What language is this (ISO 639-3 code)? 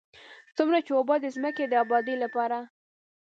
pus